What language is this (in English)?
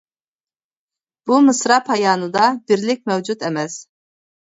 Uyghur